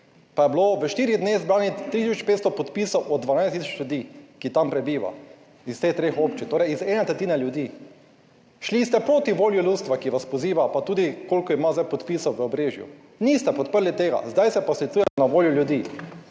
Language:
Slovenian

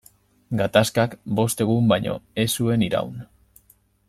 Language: Basque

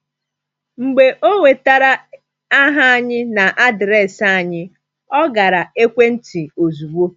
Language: Igbo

